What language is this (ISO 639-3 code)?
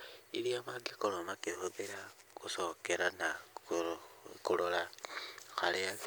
kik